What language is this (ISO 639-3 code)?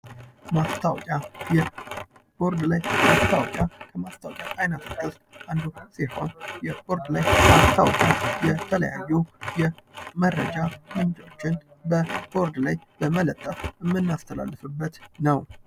amh